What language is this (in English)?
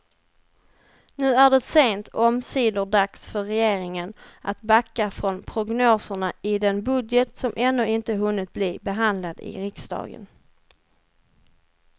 Swedish